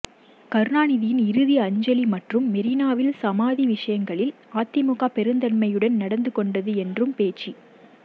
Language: Tamil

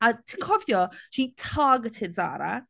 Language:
Welsh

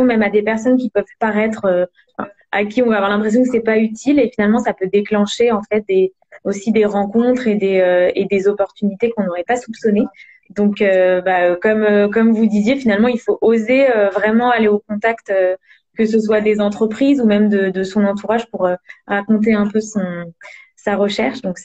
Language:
French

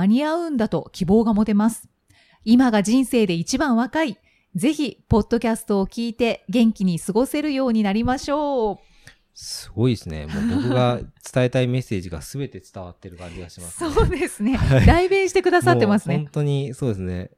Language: Japanese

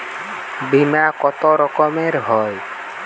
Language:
Bangla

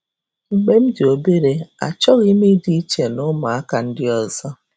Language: Igbo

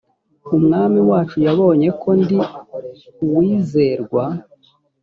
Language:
Kinyarwanda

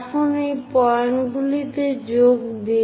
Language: Bangla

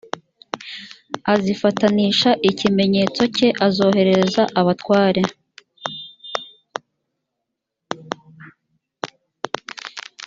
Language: Kinyarwanda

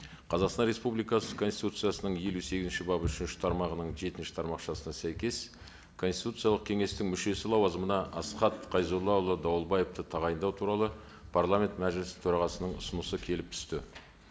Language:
Kazakh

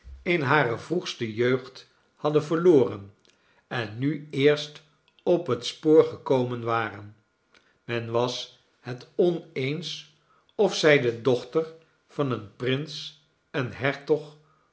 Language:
Dutch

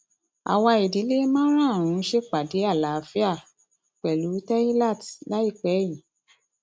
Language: Yoruba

